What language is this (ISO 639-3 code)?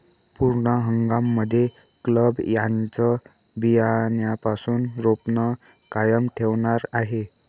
mar